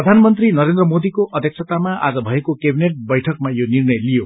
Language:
Nepali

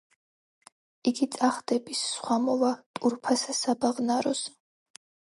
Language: Georgian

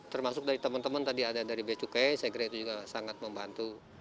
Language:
Indonesian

